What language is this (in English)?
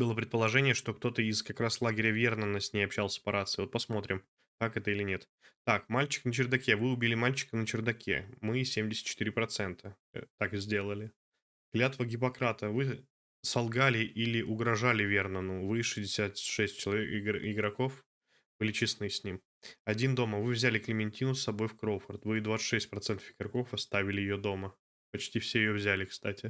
Russian